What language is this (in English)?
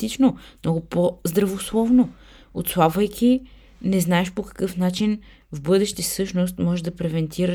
Bulgarian